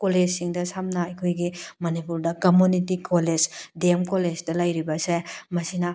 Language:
Manipuri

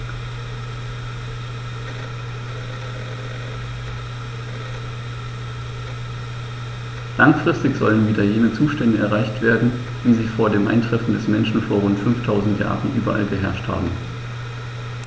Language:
German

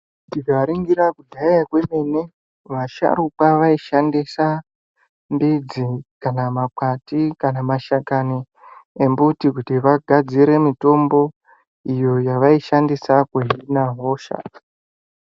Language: Ndau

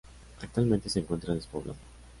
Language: Spanish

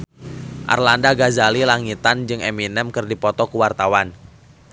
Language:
Sundanese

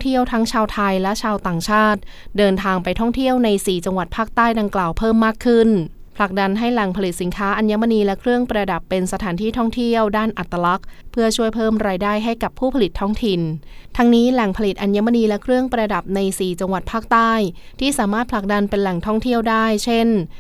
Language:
Thai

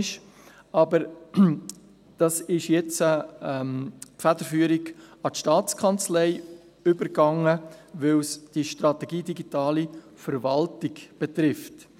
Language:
Swiss German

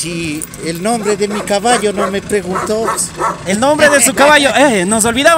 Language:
Spanish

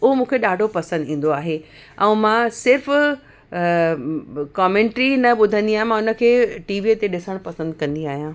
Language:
Sindhi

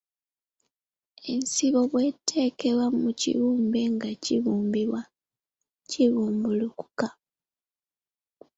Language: Ganda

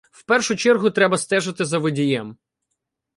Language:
Ukrainian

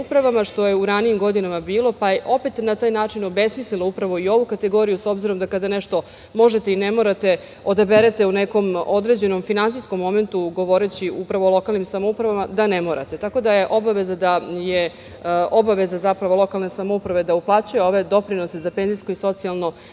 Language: Serbian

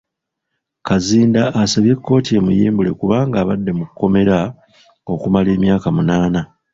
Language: Ganda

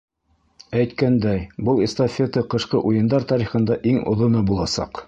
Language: Bashkir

